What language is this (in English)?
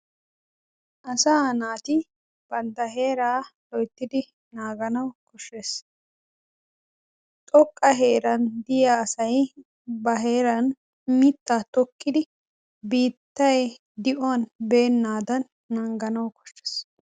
Wolaytta